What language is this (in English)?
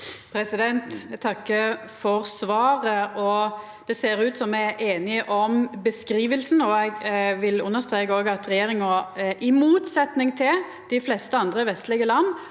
Norwegian